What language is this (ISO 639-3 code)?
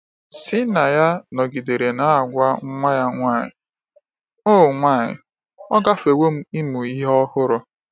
ibo